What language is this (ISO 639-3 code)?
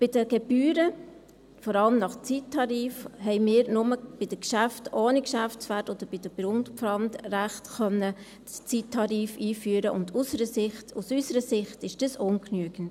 gsw